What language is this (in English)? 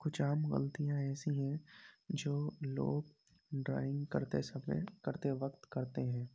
Urdu